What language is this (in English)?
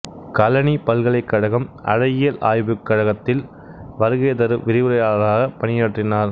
Tamil